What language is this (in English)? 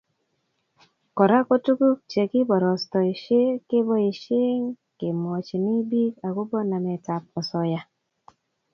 Kalenjin